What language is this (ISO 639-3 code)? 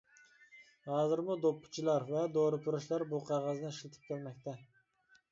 uig